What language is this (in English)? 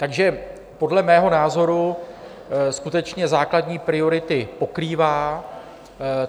Czech